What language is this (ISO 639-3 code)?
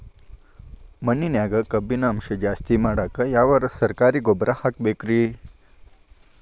kan